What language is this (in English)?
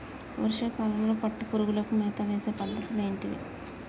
Telugu